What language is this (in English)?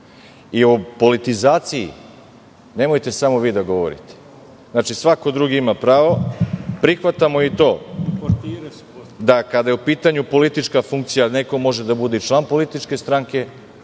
Serbian